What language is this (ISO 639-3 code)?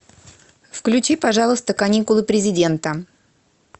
rus